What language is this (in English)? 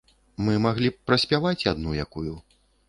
Belarusian